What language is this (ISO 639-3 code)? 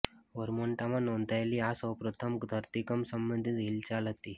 guj